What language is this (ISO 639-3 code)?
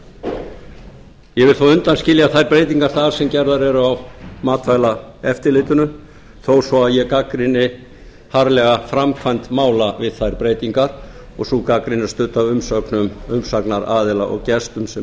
isl